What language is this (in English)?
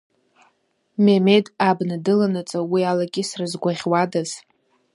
Abkhazian